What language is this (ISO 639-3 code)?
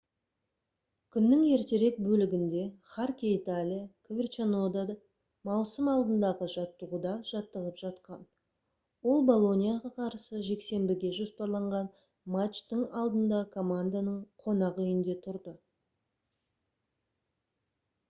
kaz